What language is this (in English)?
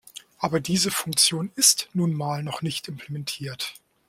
German